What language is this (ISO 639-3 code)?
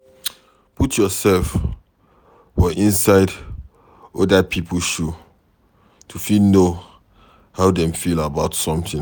pcm